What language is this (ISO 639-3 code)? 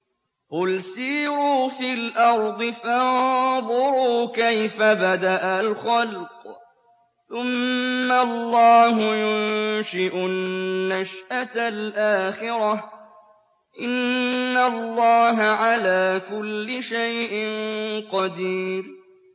ara